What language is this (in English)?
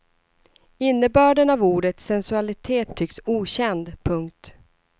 Swedish